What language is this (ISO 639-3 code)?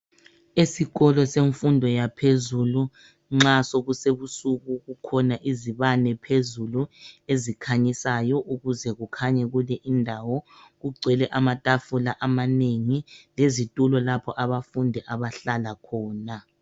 nde